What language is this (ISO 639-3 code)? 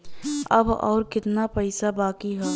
bho